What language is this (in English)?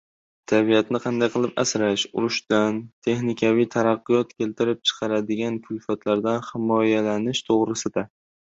Uzbek